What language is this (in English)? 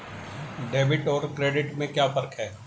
Hindi